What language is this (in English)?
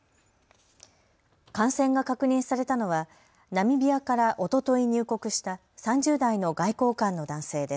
Japanese